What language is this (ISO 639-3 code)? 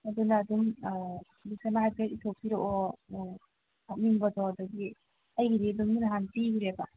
mni